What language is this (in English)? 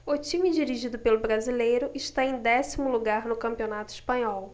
Portuguese